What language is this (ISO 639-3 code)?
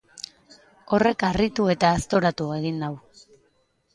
eus